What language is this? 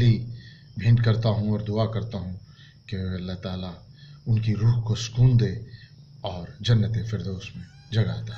Hindi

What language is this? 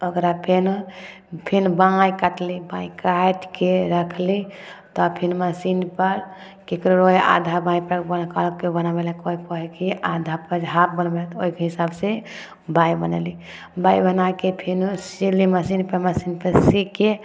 Maithili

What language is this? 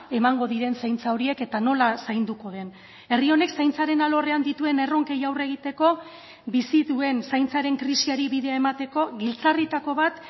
Basque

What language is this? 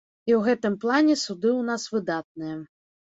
Belarusian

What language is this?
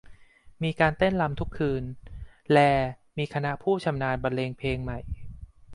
Thai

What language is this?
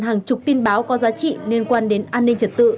Vietnamese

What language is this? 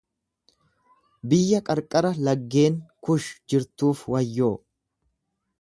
Oromo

